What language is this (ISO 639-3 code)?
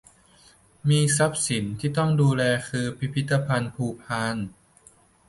tha